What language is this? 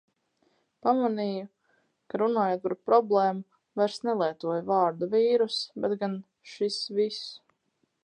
Latvian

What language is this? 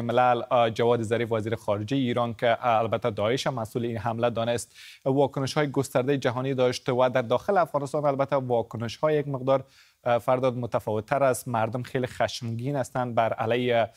Persian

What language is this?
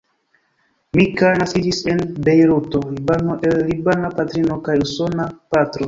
Esperanto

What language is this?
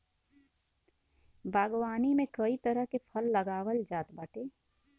Bhojpuri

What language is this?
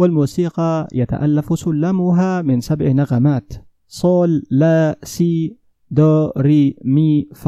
Arabic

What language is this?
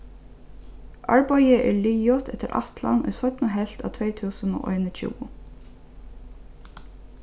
Faroese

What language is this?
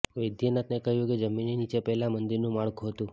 Gujarati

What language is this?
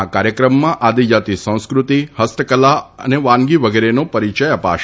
Gujarati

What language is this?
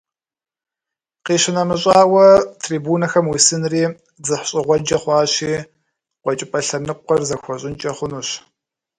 Kabardian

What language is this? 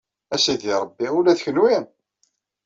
Kabyle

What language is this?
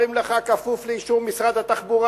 Hebrew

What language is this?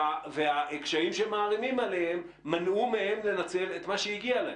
Hebrew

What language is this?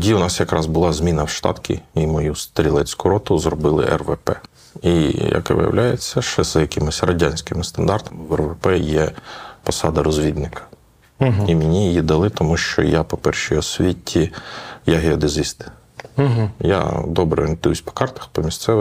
Ukrainian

